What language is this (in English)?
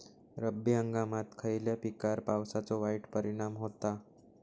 Marathi